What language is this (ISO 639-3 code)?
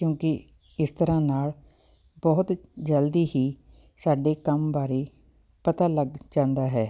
pan